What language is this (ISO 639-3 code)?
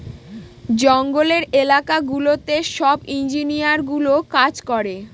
ben